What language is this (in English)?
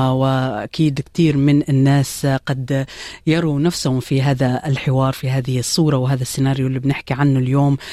Arabic